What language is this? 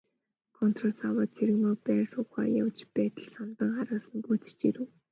Mongolian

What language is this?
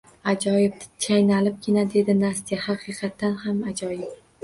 Uzbek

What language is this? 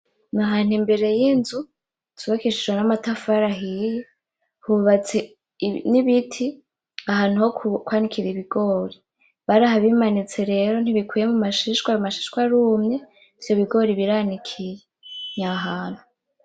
Rundi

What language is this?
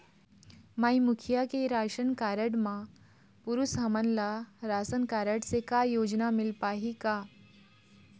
Chhattisgarhi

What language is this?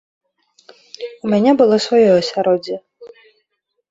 Belarusian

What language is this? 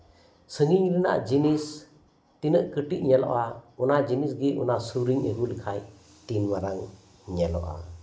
Santali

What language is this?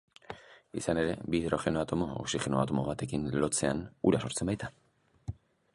Basque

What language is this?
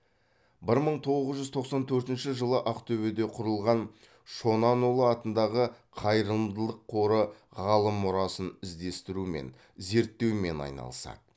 Kazakh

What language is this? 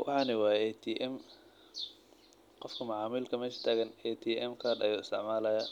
Somali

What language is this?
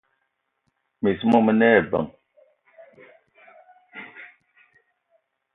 Eton (Cameroon)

